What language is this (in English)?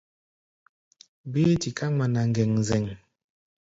Gbaya